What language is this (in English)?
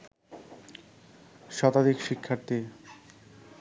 Bangla